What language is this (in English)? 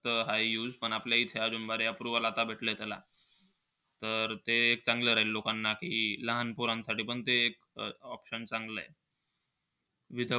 Marathi